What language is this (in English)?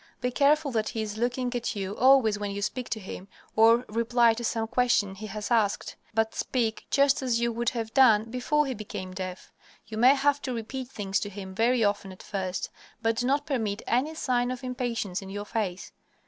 English